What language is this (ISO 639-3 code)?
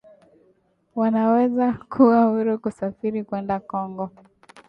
swa